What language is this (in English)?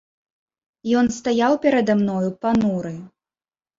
Belarusian